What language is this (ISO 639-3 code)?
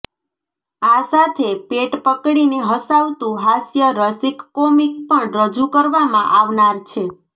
guj